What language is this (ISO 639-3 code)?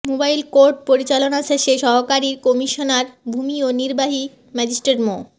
ben